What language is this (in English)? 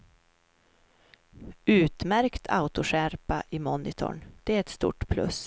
Swedish